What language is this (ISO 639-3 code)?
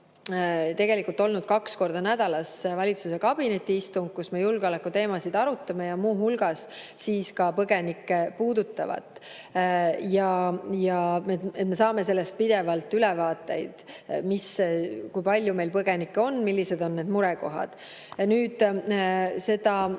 est